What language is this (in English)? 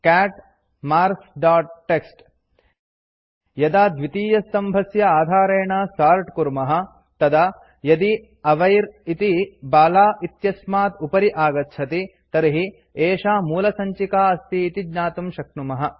Sanskrit